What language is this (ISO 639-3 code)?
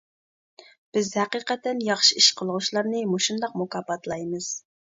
uig